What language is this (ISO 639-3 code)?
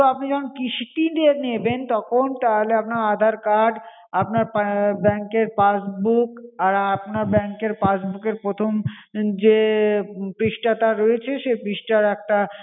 ben